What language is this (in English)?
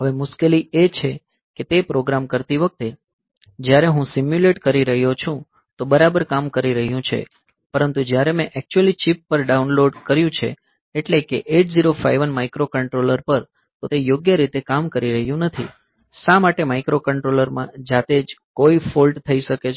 Gujarati